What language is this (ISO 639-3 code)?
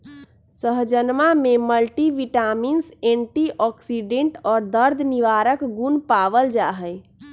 mag